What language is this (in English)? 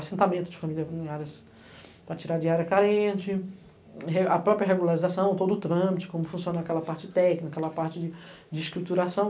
Portuguese